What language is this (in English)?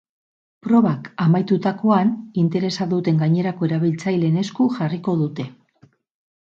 Basque